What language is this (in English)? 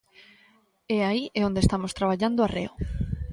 Galician